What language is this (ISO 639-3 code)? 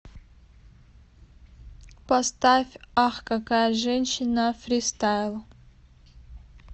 rus